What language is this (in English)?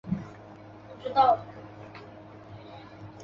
Chinese